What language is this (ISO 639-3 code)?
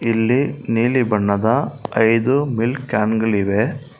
kan